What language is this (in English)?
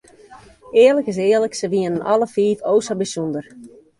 Western Frisian